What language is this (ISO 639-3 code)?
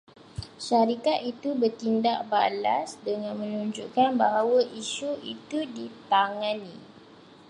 msa